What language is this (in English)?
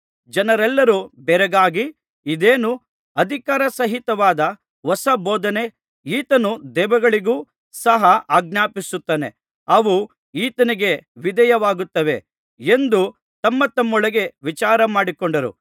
Kannada